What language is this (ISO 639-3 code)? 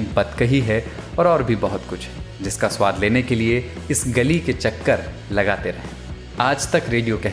hin